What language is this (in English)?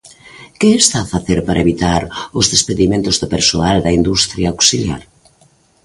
Galician